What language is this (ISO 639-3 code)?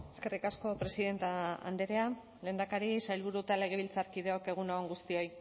eus